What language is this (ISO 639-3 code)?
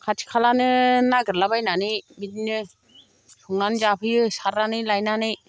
brx